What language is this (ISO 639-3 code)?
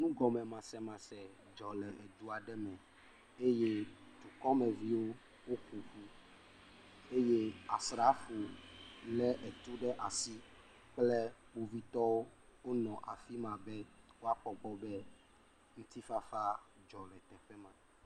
ewe